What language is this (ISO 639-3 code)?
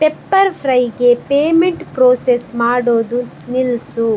kan